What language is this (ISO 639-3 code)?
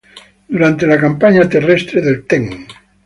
ita